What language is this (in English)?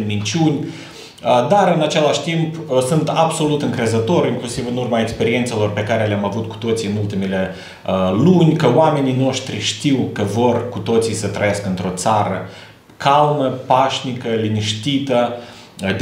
Romanian